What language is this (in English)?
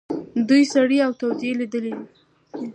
Pashto